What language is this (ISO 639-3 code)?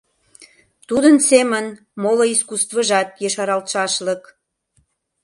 chm